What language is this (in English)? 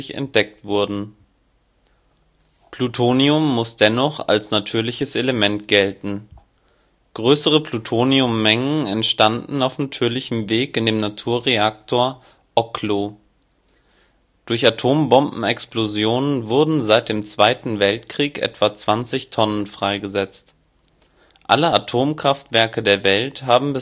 German